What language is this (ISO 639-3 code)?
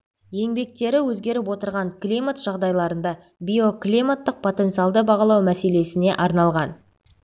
kaz